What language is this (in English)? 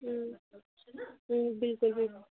Kashmiri